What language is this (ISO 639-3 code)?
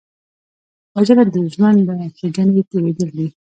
pus